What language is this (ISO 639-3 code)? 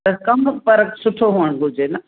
snd